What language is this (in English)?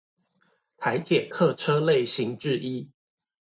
Chinese